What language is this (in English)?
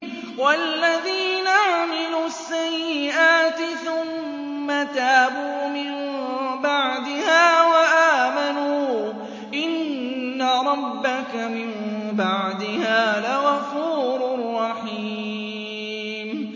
Arabic